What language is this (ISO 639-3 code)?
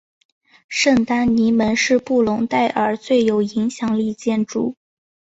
zho